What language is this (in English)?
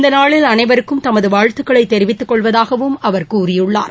Tamil